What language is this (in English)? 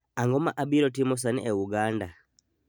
Luo (Kenya and Tanzania)